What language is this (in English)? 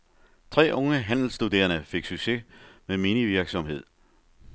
Danish